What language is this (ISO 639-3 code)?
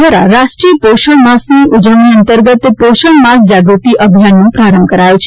guj